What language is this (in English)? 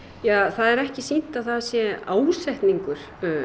Icelandic